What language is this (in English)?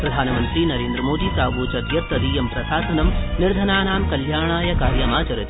Sanskrit